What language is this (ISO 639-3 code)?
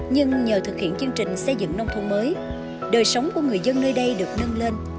vie